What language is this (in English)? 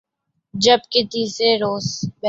Urdu